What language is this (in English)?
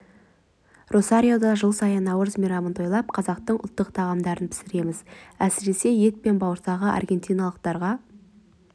Kazakh